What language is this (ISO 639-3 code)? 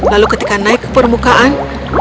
ind